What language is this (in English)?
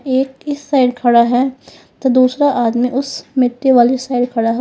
Hindi